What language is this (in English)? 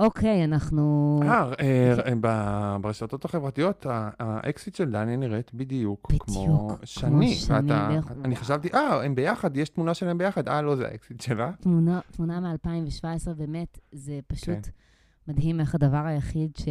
Hebrew